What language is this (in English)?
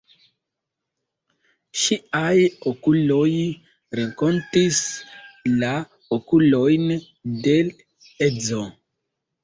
Esperanto